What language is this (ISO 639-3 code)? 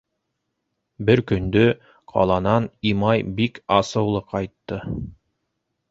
bak